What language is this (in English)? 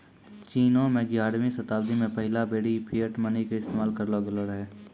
Maithili